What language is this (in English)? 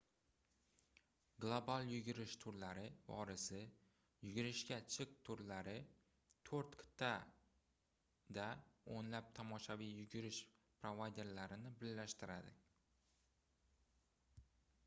Uzbek